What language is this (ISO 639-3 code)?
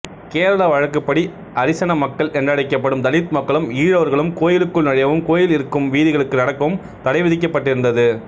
tam